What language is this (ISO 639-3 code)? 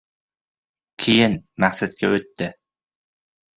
uzb